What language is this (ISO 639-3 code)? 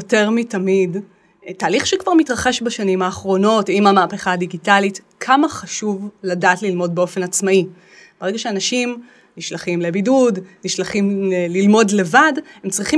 heb